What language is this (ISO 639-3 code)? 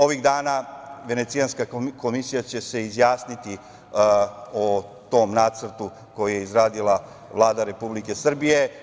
srp